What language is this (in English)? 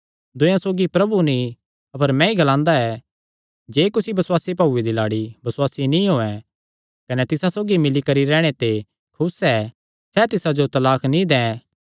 Kangri